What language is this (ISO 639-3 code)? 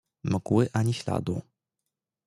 pol